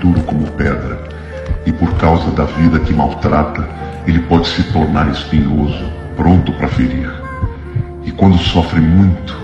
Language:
Portuguese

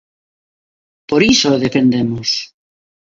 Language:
Galician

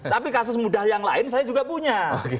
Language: Indonesian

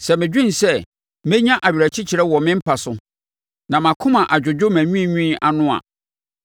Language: Akan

